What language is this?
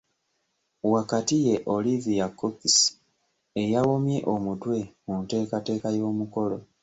Ganda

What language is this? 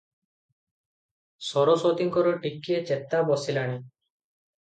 Odia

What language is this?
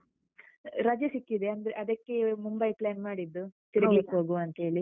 Kannada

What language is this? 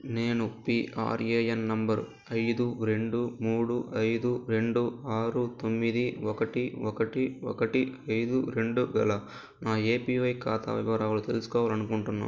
Telugu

